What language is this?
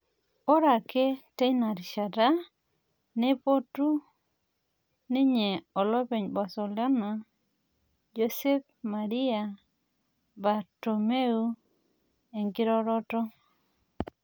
Masai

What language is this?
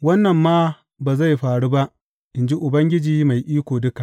Hausa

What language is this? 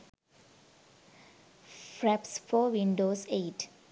Sinhala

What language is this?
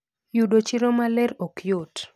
Luo (Kenya and Tanzania)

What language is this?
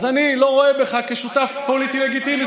Hebrew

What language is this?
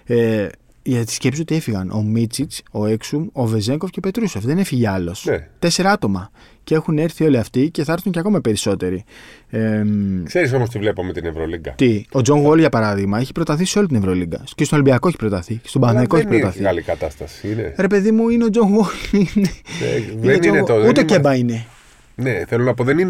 Greek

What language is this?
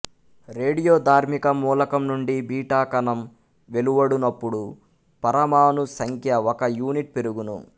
Telugu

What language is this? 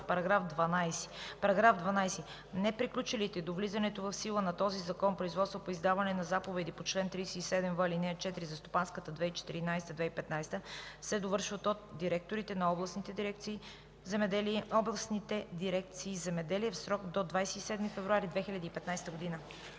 Bulgarian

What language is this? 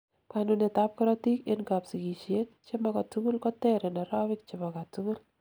Kalenjin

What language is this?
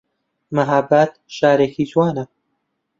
Central Kurdish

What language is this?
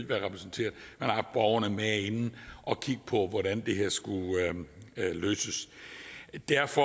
Danish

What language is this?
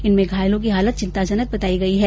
Hindi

